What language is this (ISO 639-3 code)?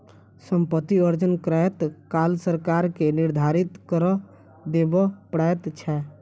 mai